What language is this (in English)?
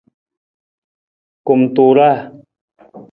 Nawdm